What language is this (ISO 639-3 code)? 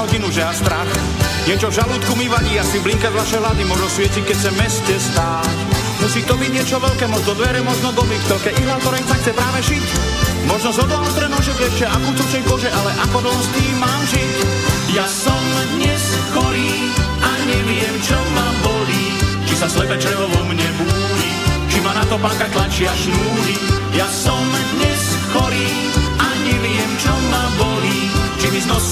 slk